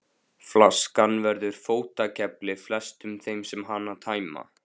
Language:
Icelandic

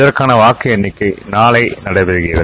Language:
Tamil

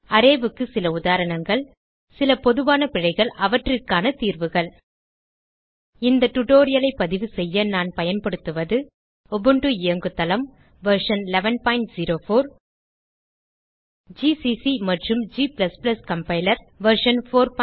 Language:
Tamil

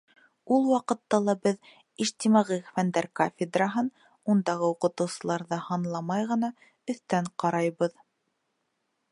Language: Bashkir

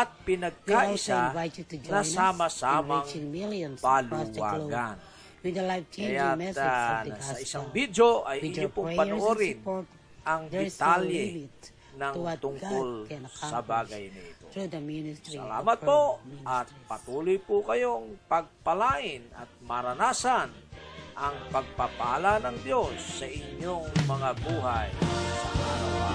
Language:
Filipino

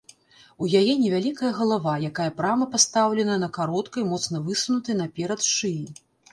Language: Belarusian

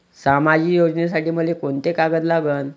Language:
Marathi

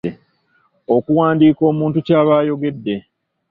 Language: Ganda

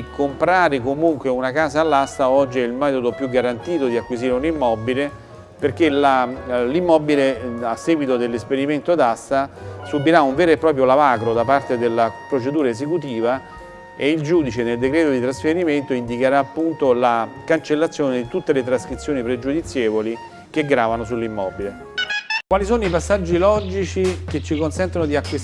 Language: Italian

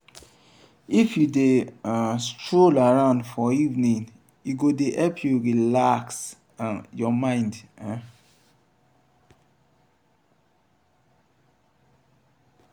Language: Nigerian Pidgin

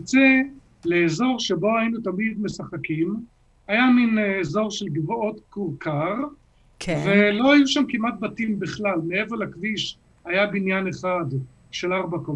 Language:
Hebrew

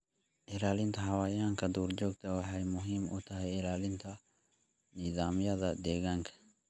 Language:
Somali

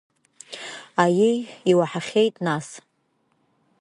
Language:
Abkhazian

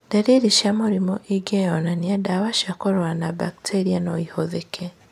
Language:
Kikuyu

